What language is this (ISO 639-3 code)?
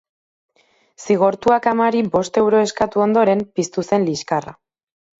eus